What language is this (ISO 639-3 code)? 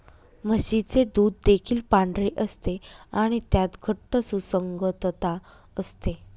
mar